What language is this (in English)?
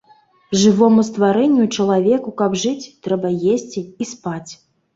Belarusian